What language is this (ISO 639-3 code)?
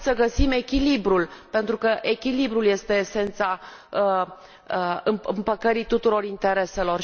ron